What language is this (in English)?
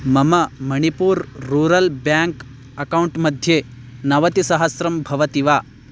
Sanskrit